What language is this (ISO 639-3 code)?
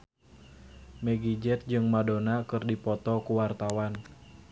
sun